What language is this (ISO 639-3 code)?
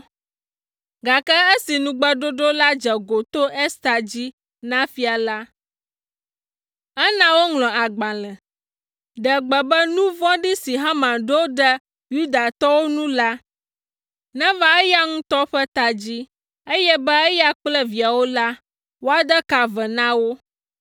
ewe